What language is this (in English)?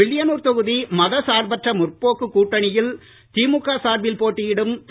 Tamil